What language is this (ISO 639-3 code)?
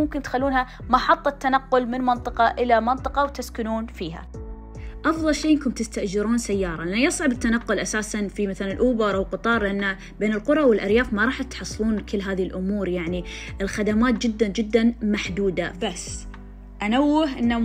ara